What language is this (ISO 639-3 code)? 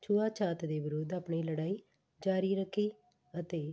pan